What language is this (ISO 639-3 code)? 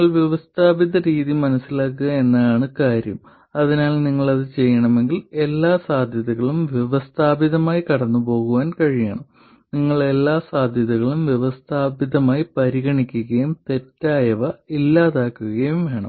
mal